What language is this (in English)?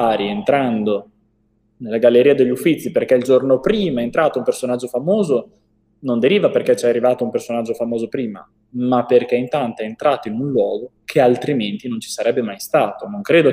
Italian